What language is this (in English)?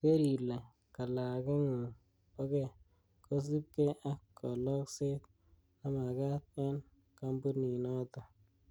Kalenjin